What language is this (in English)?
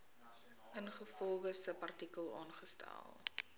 Afrikaans